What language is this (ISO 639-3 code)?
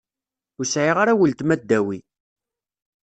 kab